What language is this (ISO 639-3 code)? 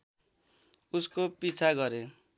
nep